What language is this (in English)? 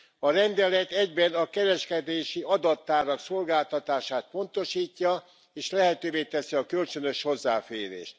Hungarian